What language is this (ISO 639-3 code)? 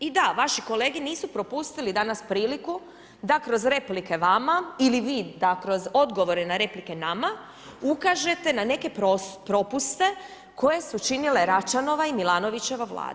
hrv